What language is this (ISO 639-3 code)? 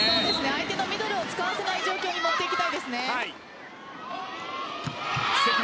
jpn